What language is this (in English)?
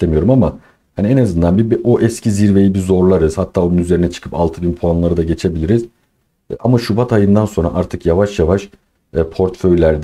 Turkish